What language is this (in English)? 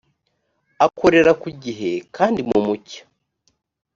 Kinyarwanda